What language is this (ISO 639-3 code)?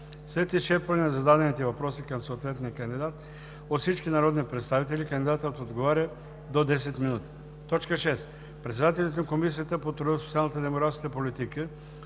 bul